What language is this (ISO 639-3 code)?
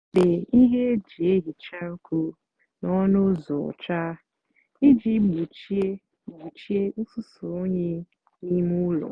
ibo